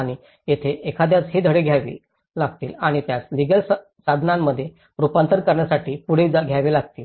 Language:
Marathi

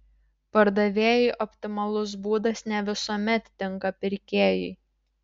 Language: Lithuanian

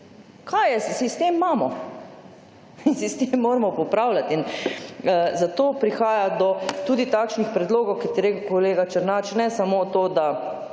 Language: Slovenian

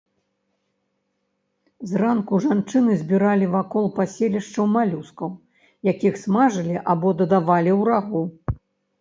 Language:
Belarusian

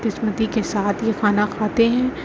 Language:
Urdu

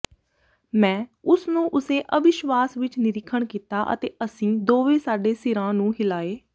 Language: Punjabi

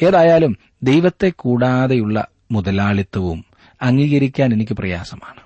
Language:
Malayalam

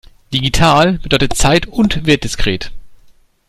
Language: German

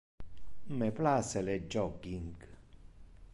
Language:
Interlingua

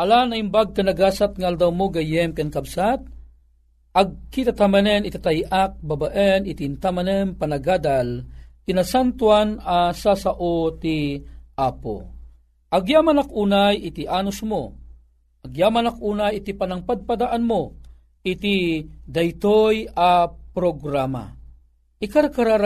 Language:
Filipino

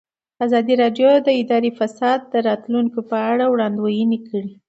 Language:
Pashto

